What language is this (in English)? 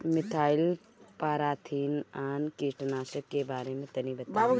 Bhojpuri